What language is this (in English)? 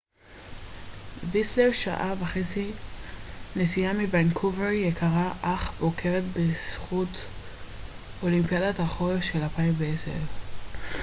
Hebrew